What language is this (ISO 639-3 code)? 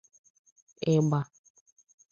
ibo